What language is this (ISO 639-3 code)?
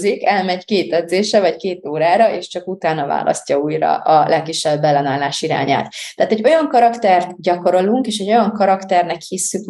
hun